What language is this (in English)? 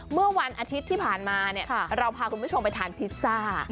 Thai